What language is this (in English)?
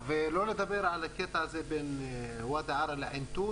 Hebrew